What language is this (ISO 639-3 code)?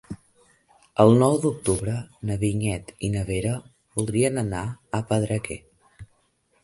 cat